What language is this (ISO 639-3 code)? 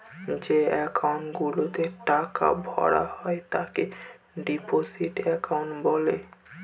ben